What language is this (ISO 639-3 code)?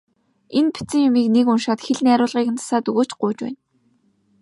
mon